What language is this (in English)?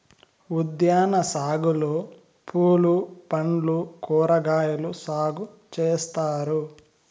Telugu